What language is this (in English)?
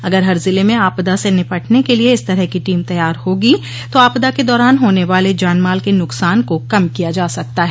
Hindi